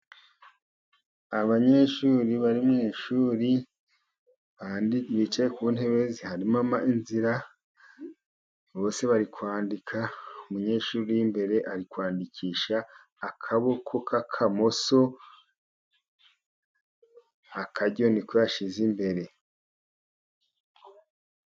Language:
Kinyarwanda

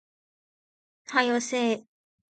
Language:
Japanese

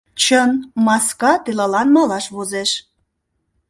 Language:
Mari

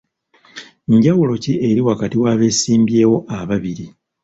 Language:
Ganda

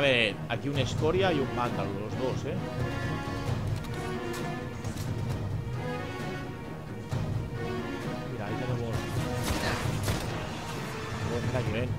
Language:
Spanish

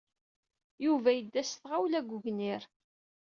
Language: Kabyle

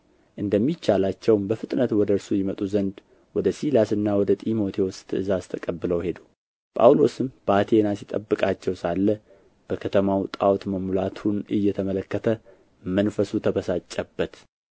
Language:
Amharic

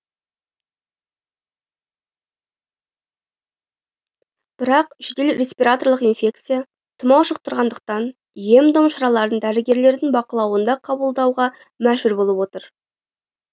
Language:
Kazakh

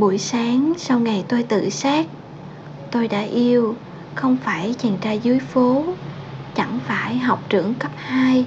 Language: Vietnamese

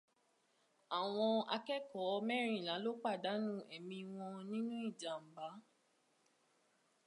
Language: Yoruba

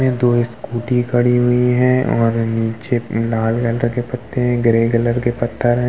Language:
Hindi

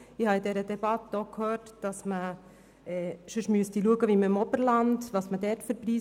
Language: Swiss German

